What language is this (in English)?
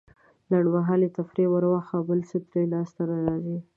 Pashto